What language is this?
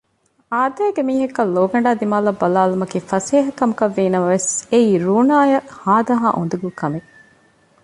Divehi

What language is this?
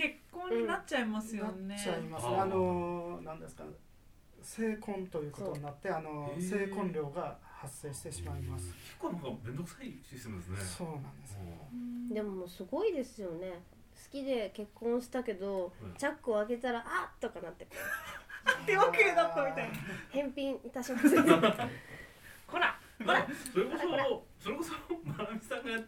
Japanese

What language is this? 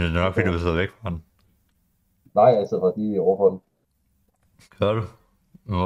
Danish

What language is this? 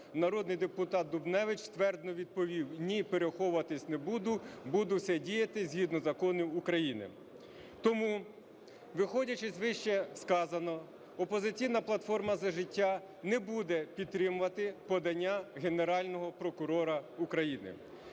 Ukrainian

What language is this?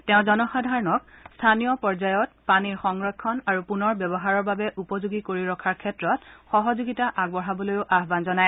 Assamese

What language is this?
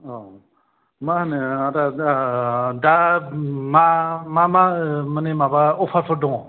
Bodo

